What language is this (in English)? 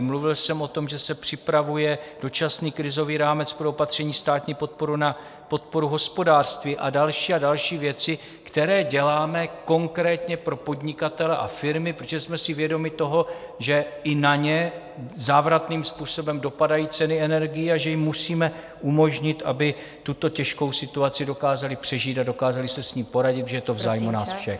Czech